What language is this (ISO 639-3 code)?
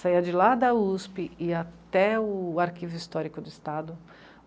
por